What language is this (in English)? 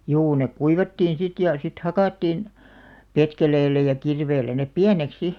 Finnish